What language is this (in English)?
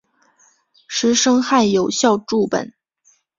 Chinese